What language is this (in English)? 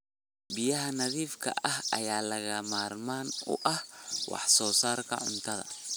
Somali